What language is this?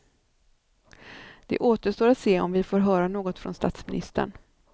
Swedish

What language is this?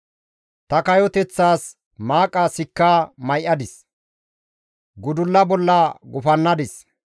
Gamo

